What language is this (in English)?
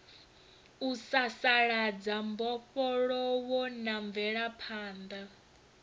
Venda